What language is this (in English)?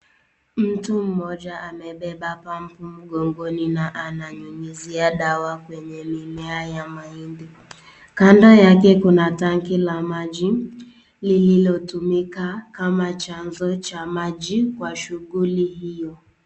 Swahili